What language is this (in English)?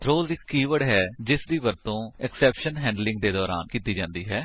Punjabi